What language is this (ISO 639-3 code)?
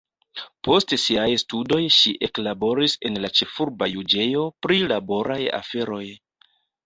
epo